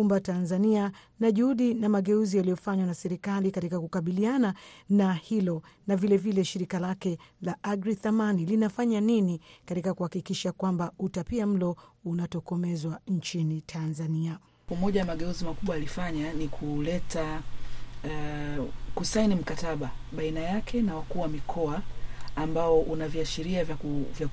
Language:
Swahili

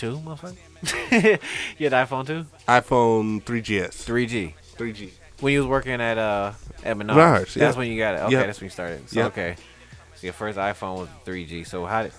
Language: English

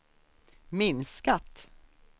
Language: Swedish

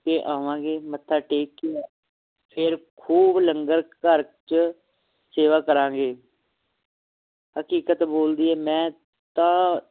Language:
Punjabi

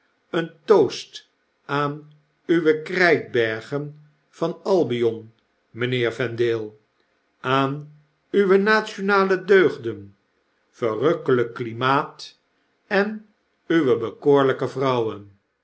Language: Dutch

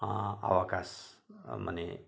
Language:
Nepali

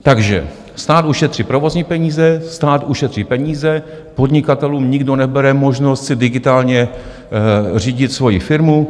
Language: Czech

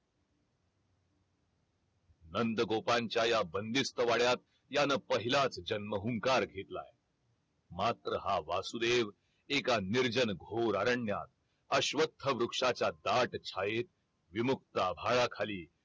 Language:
Marathi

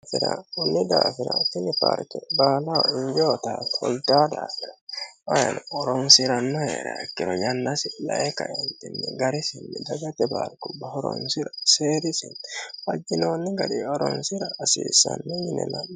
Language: Sidamo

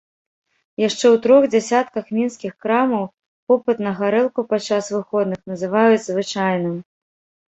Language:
Belarusian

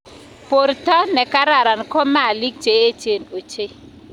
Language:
Kalenjin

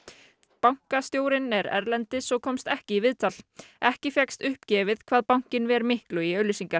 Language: Icelandic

